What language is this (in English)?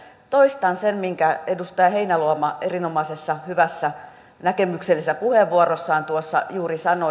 Finnish